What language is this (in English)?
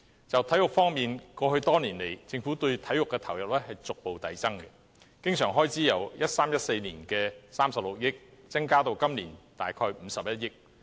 Cantonese